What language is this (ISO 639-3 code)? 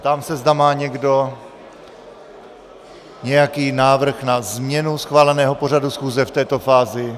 ces